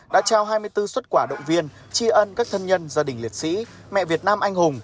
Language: Vietnamese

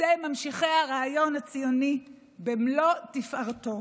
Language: Hebrew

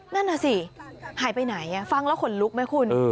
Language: Thai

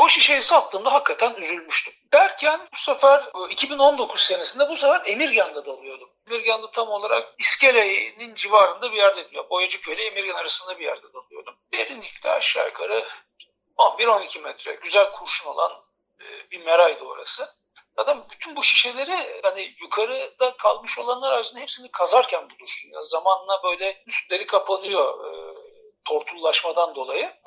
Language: Turkish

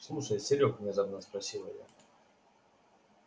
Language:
Russian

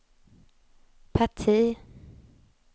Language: Swedish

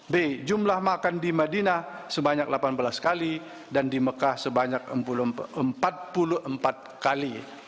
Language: Indonesian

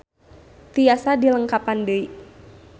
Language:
Sundanese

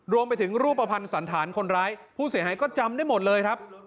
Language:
Thai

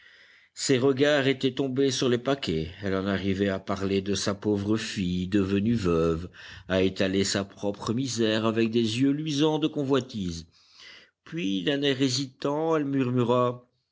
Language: French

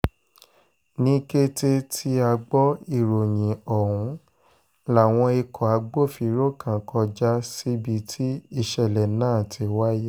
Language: Yoruba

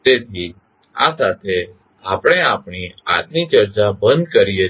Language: Gujarati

